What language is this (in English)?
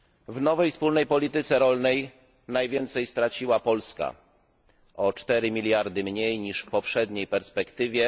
Polish